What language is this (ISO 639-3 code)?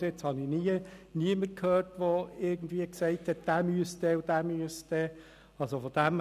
gsw